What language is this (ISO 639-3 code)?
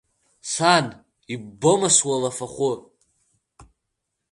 abk